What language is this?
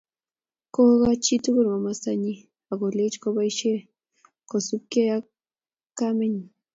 Kalenjin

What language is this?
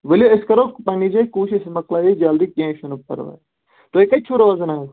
Kashmiri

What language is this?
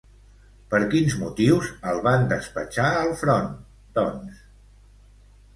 Catalan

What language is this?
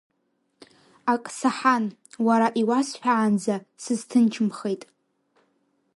Abkhazian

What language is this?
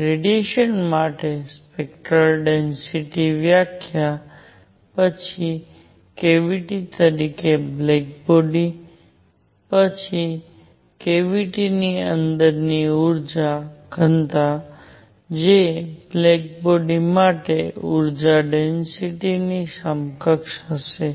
Gujarati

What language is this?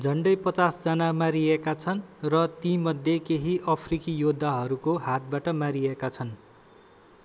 Nepali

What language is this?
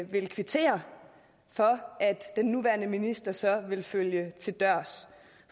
Danish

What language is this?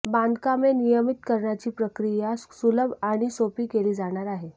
Marathi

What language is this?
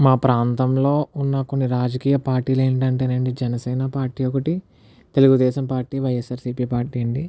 Telugu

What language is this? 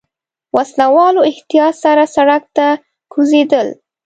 Pashto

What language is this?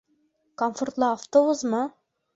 Bashkir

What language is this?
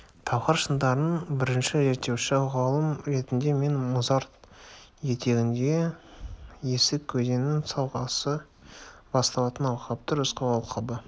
Kazakh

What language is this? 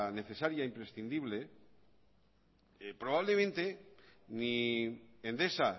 Spanish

